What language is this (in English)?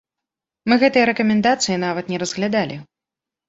Belarusian